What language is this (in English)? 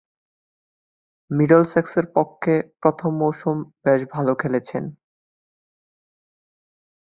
Bangla